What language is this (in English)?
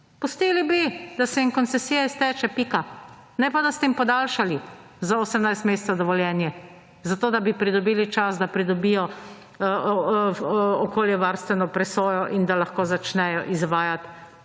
Slovenian